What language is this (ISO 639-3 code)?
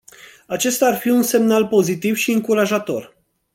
ron